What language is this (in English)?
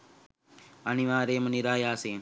Sinhala